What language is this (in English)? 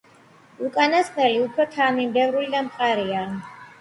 Georgian